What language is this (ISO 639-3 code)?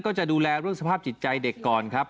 tha